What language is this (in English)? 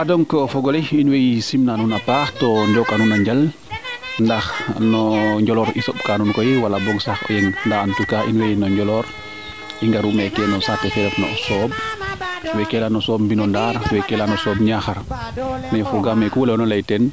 Serer